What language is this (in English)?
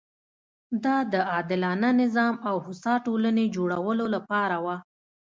Pashto